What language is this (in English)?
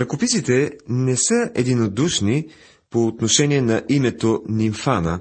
Bulgarian